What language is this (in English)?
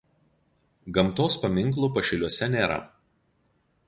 Lithuanian